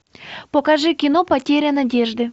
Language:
Russian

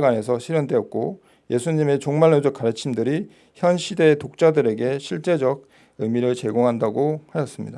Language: Korean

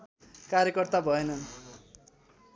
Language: Nepali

